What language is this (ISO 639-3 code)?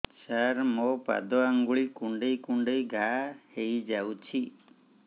ori